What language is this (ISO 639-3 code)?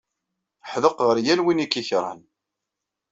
kab